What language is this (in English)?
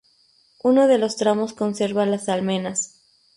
Spanish